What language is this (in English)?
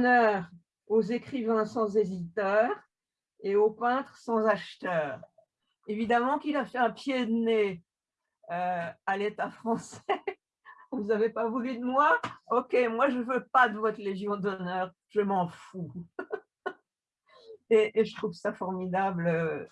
French